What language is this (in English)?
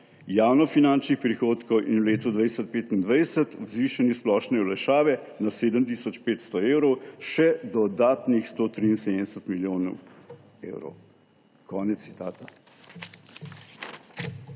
Slovenian